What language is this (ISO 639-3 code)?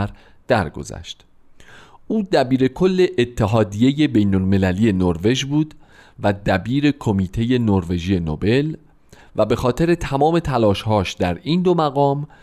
fas